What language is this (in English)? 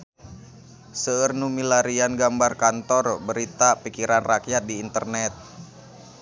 Sundanese